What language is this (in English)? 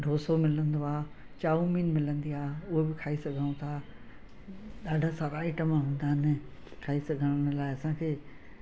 Sindhi